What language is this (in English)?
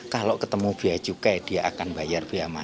Indonesian